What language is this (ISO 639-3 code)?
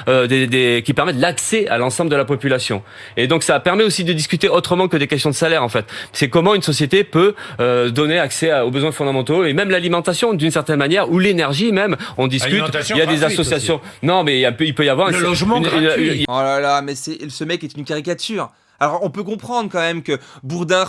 fra